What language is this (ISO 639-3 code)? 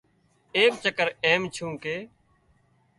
kxp